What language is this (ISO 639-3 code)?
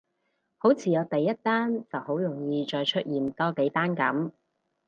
yue